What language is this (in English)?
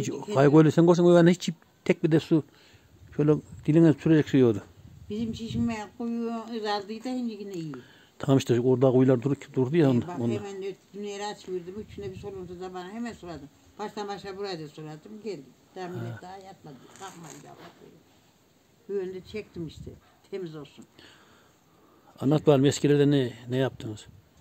Turkish